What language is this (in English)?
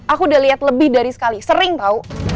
Indonesian